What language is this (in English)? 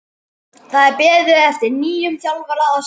Icelandic